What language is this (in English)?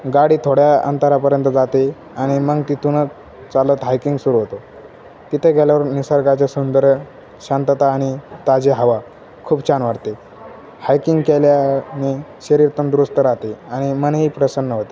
Marathi